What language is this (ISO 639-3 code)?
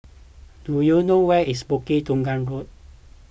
eng